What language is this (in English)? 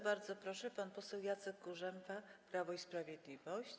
Polish